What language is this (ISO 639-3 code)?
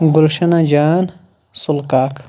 kas